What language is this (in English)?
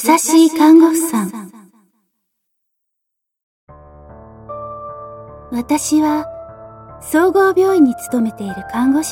Japanese